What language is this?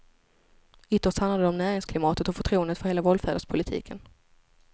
Swedish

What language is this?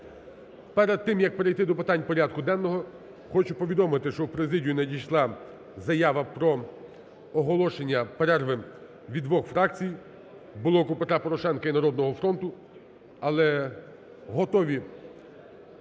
Ukrainian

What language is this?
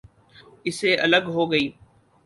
Urdu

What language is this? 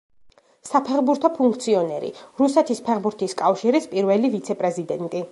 Georgian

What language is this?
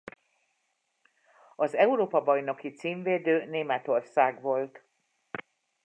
Hungarian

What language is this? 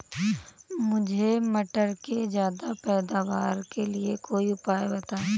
Hindi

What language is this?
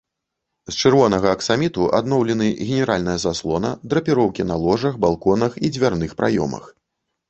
Belarusian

